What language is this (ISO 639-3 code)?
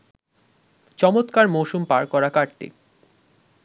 ben